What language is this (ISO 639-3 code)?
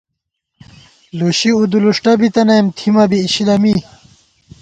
gwt